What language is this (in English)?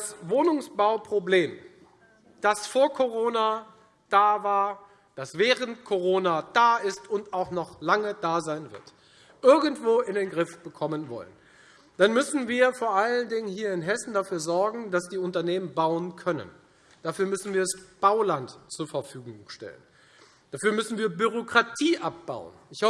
German